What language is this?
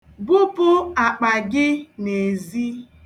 Igbo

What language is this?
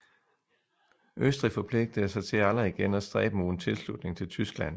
Danish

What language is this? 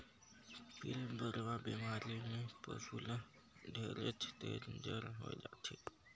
Chhattisgarhi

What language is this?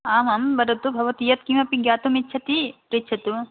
Sanskrit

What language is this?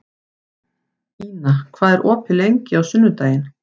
Icelandic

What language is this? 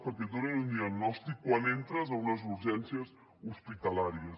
Catalan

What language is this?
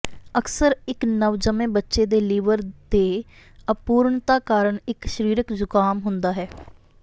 Punjabi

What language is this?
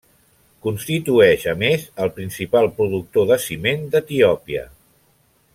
Catalan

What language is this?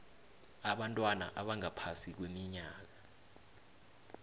South Ndebele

